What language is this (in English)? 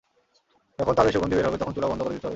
Bangla